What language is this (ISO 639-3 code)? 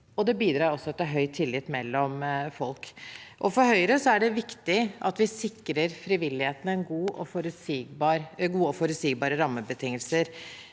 nor